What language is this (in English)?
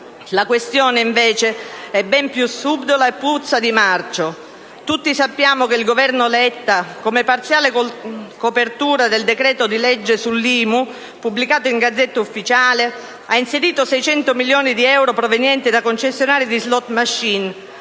Italian